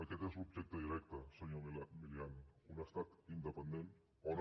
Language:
Catalan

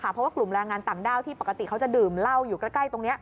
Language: Thai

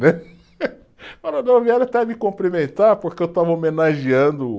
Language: Portuguese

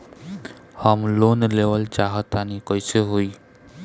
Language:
Bhojpuri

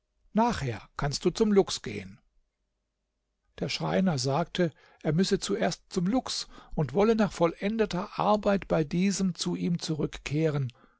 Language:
German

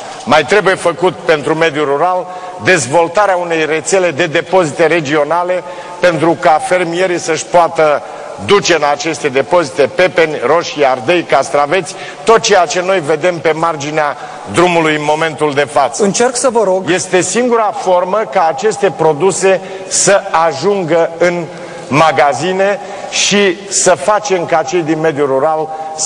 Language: Romanian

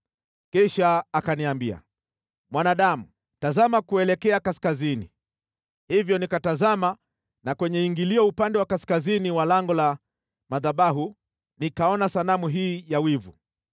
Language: Swahili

